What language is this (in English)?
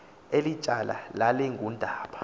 Xhosa